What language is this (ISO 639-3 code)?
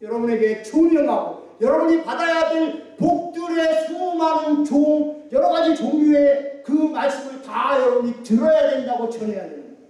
kor